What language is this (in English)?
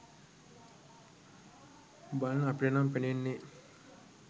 Sinhala